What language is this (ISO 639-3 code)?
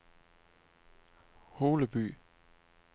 dan